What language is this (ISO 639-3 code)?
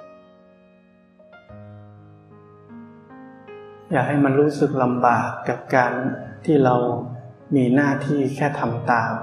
tha